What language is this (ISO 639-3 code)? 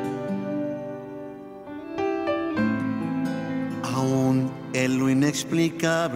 spa